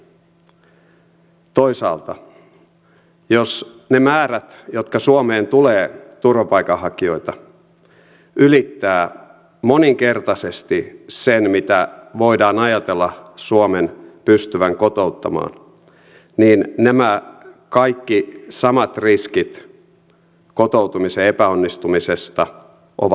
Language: Finnish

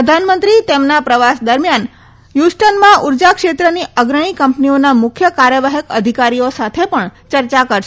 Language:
Gujarati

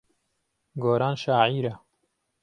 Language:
Central Kurdish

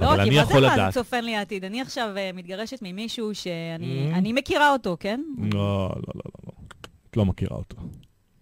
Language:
Hebrew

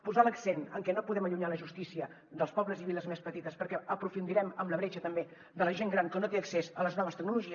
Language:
Catalan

